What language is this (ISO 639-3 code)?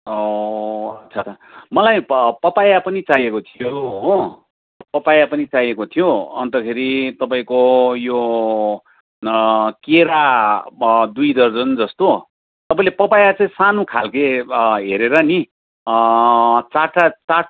nep